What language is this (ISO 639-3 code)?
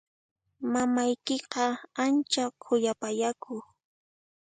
qxp